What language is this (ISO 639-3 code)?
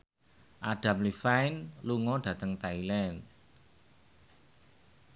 jav